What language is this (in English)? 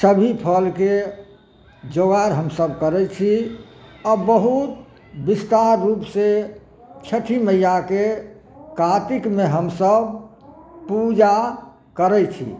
Maithili